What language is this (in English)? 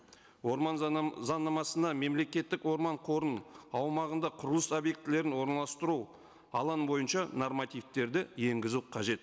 Kazakh